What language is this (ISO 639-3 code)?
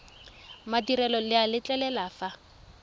tsn